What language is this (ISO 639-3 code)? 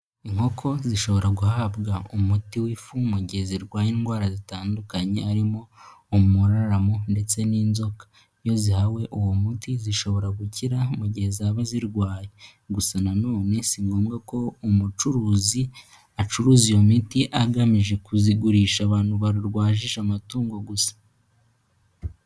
kin